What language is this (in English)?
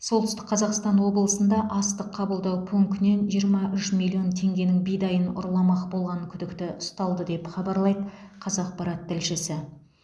Kazakh